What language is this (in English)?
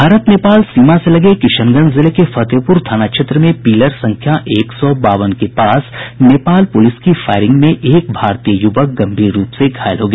Hindi